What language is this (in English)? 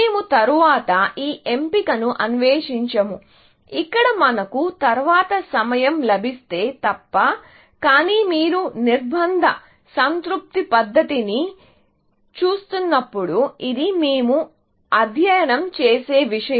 Telugu